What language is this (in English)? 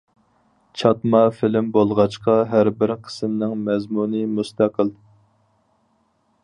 Uyghur